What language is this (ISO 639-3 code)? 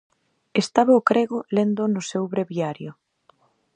glg